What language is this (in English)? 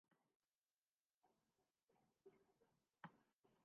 Urdu